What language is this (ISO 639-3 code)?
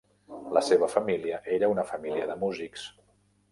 cat